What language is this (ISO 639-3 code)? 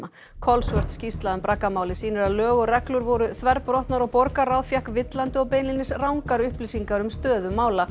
isl